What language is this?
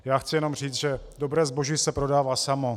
Czech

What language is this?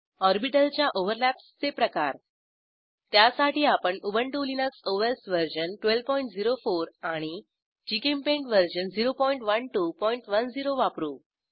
Marathi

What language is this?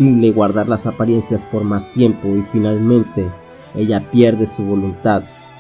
Spanish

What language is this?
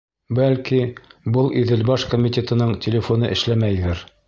Bashkir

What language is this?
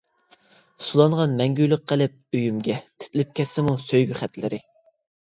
Uyghur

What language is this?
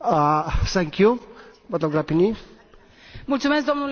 Romanian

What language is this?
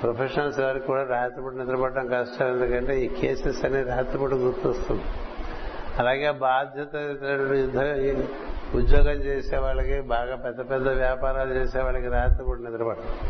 Telugu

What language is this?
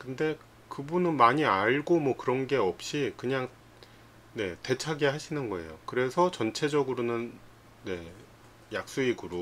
Korean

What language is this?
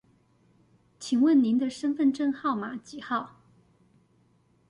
Chinese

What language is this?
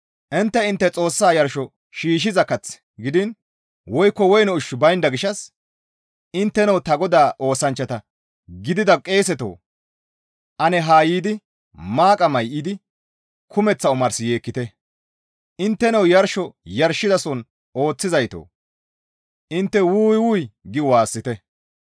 Gamo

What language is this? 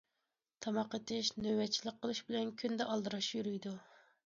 Uyghur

